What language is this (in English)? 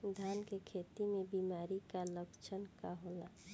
Bhojpuri